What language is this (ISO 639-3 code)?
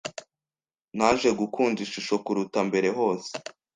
kin